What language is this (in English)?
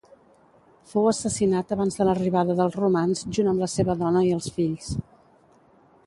Catalan